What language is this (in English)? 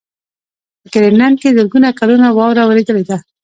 Pashto